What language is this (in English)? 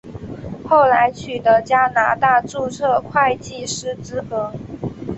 Chinese